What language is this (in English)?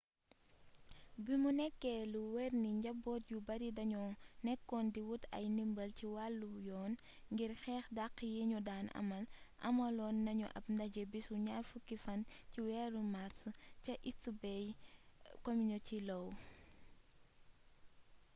Wolof